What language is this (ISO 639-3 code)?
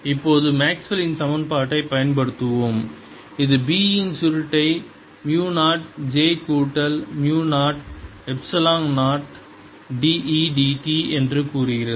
tam